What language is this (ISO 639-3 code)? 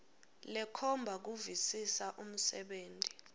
ssw